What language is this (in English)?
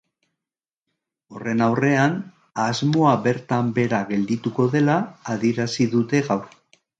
Basque